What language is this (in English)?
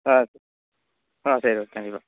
Tamil